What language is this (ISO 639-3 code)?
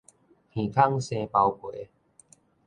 nan